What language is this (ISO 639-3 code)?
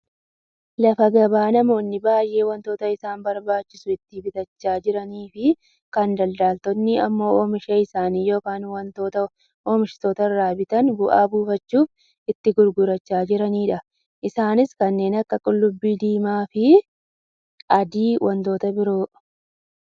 orm